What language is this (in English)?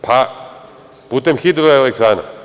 Serbian